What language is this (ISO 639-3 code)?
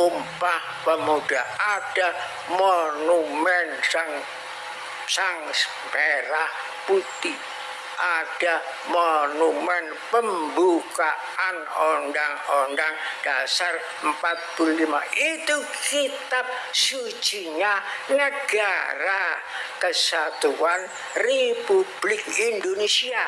ind